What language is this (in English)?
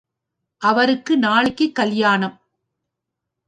Tamil